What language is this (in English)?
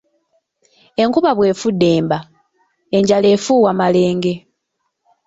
Ganda